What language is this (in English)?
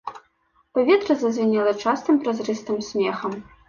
Belarusian